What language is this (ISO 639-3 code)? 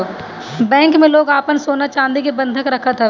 bho